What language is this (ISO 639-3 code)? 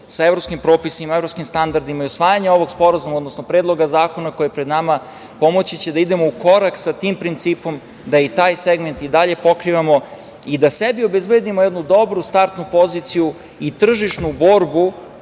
srp